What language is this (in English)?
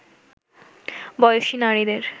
Bangla